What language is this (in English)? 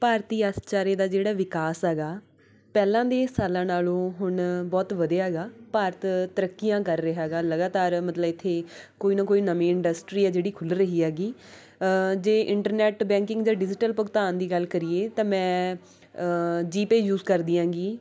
Punjabi